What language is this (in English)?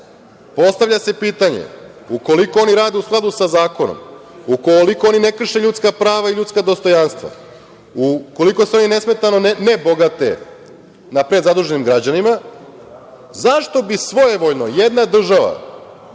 Serbian